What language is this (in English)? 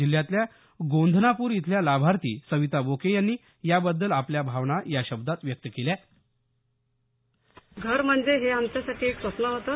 Marathi